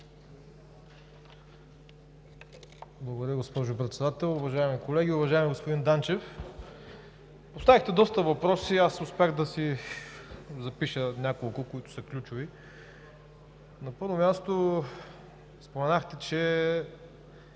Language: Bulgarian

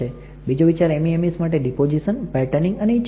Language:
Gujarati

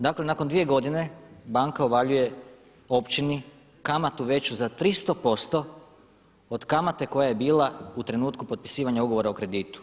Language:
Croatian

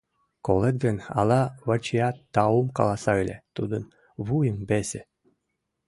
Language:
Mari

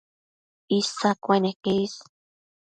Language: Matsés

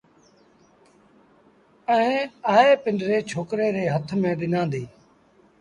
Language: Sindhi Bhil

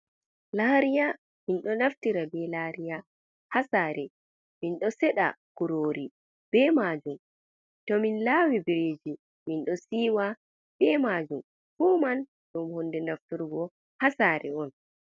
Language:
Fula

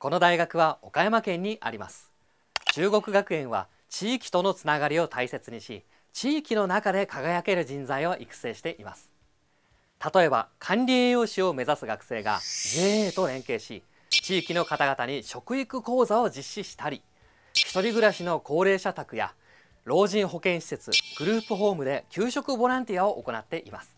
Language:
Japanese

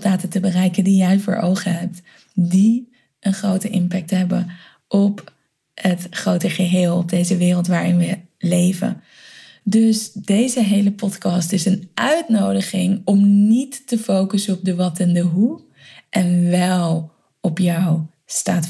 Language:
Dutch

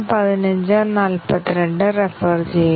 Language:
Malayalam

